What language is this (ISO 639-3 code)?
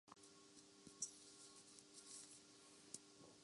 urd